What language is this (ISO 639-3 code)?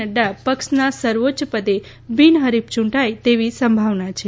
guj